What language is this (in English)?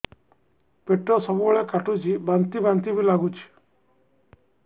Odia